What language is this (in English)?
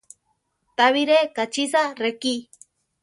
Central Tarahumara